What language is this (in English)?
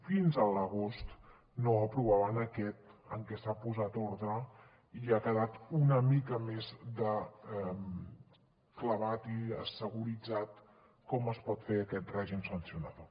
Catalan